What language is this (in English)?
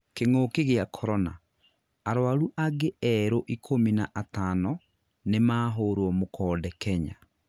Kikuyu